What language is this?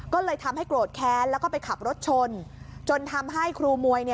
Thai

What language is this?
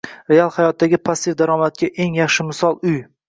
Uzbek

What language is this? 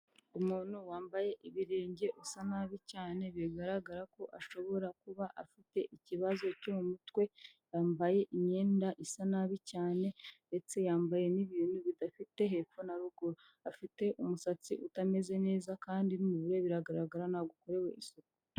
Kinyarwanda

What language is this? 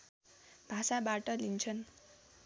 Nepali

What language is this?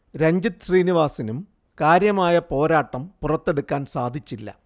Malayalam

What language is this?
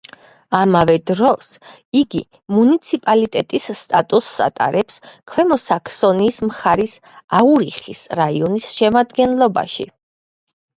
Georgian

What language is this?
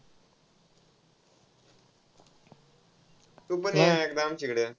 Marathi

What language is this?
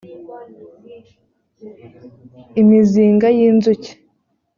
Kinyarwanda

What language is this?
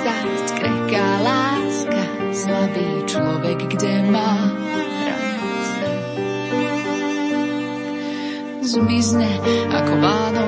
Slovak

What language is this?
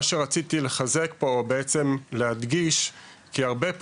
Hebrew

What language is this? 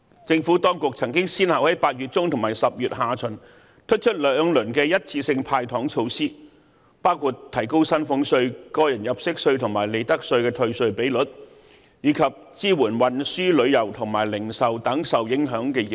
Cantonese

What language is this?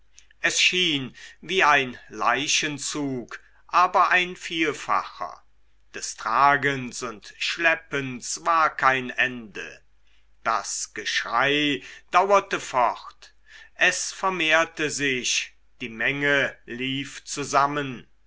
German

